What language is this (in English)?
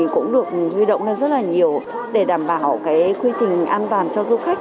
Vietnamese